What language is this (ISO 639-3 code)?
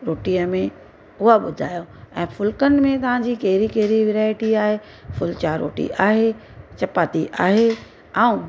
snd